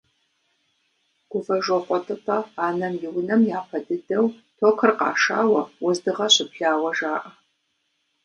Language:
Kabardian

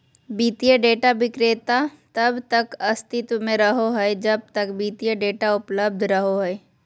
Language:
Magahi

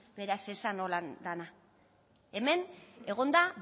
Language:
Basque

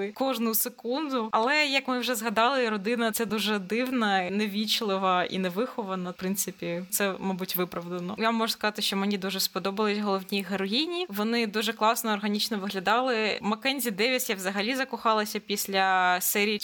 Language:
Ukrainian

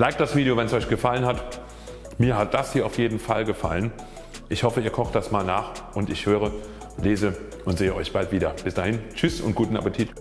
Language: German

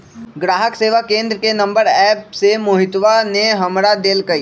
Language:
Magahi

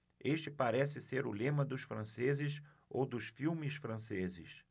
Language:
Portuguese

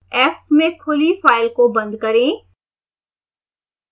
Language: Hindi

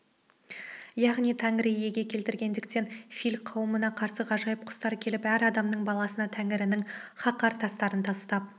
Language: Kazakh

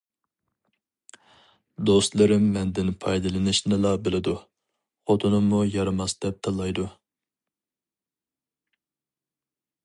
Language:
Uyghur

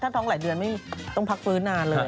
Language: Thai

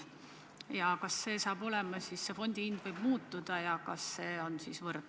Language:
Estonian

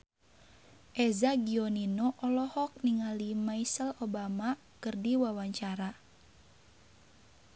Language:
Sundanese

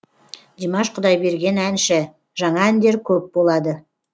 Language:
Kazakh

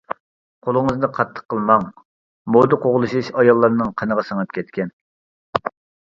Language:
Uyghur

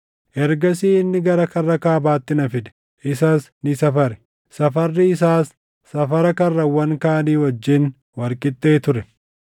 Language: Oromo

